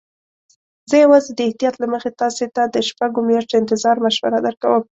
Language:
Pashto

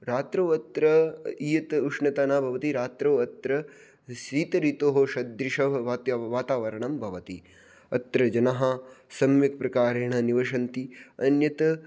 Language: Sanskrit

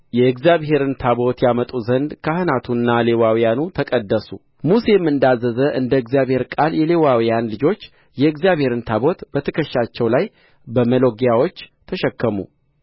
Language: Amharic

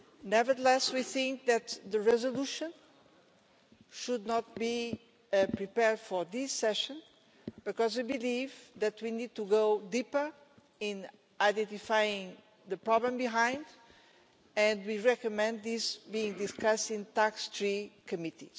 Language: English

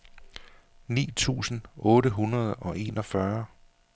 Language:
Danish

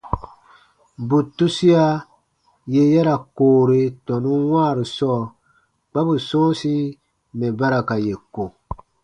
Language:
Baatonum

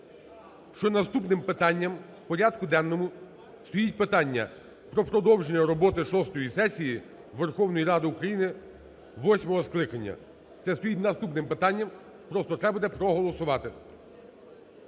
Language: Ukrainian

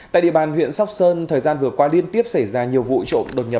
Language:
Vietnamese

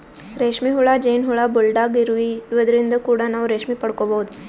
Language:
Kannada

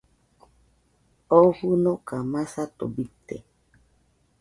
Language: Nüpode Huitoto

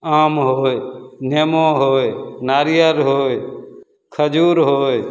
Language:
Maithili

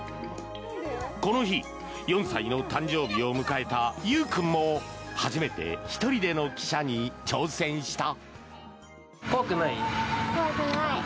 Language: Japanese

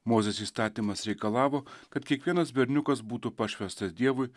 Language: Lithuanian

